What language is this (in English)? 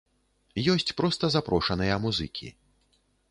Belarusian